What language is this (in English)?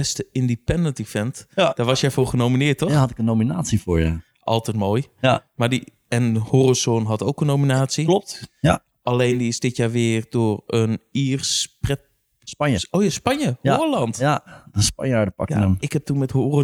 Dutch